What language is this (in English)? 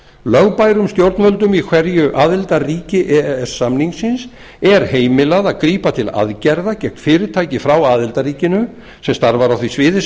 Icelandic